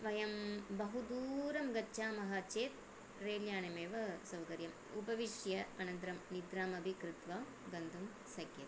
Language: Sanskrit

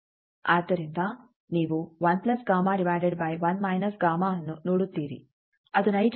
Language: Kannada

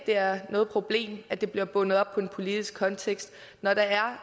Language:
Danish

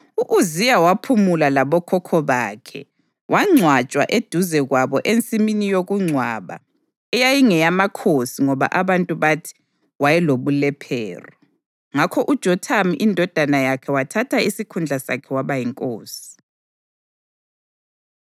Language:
North Ndebele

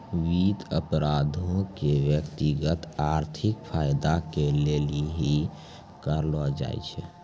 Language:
Maithili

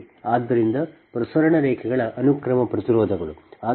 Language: Kannada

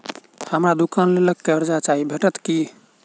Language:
Maithili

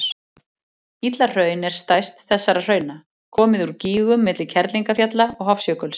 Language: Icelandic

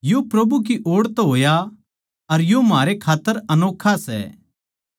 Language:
Haryanvi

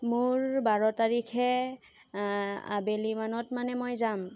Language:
Assamese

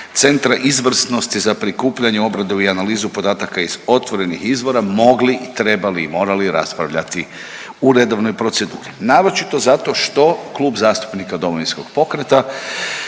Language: Croatian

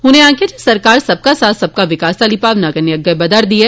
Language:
Dogri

